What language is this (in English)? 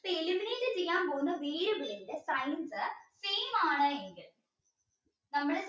Malayalam